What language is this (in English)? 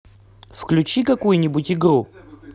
Russian